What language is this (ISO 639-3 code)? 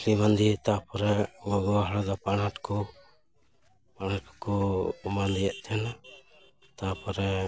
sat